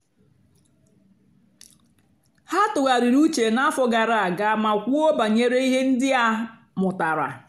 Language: Igbo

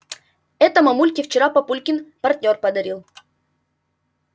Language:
Russian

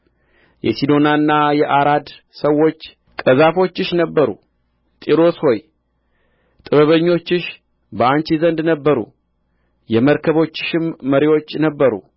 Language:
Amharic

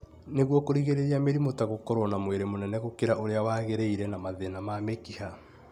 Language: Kikuyu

